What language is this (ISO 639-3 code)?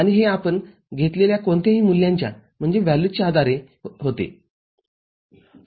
mar